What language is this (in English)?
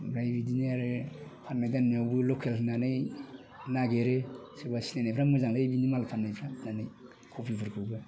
Bodo